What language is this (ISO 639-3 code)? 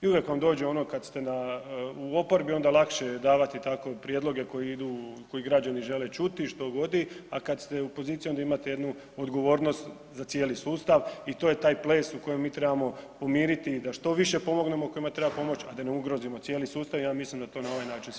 hrv